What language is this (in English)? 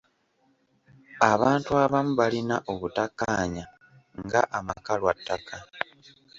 Ganda